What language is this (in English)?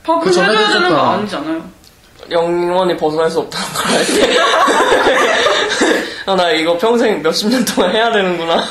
Korean